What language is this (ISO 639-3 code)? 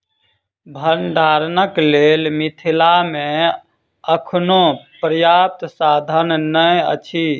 mai